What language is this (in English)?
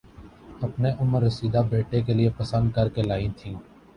Urdu